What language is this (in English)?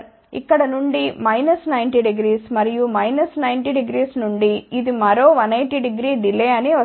Telugu